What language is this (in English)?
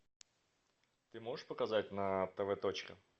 Russian